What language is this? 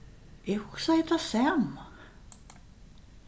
Faroese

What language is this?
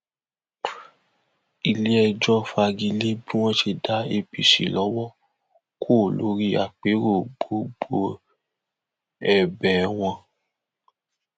Yoruba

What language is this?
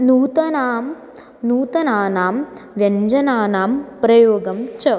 Sanskrit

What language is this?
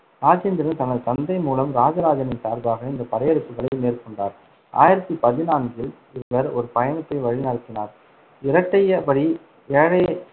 Tamil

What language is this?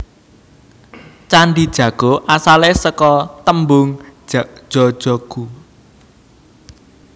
Javanese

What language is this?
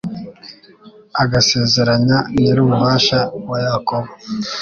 Kinyarwanda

